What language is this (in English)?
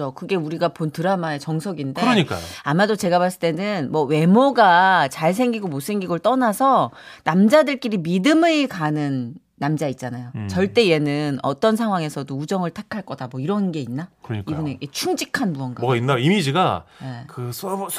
Korean